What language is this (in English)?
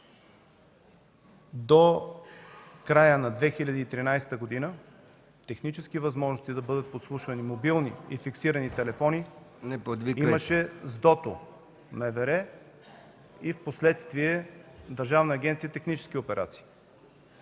Bulgarian